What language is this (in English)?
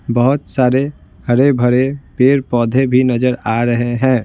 Hindi